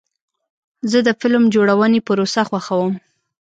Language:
Pashto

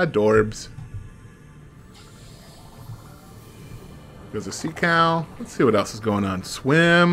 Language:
English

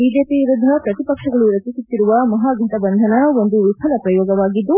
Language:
Kannada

